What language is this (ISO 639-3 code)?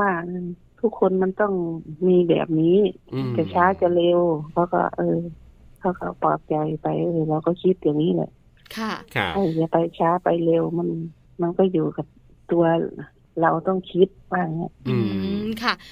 tha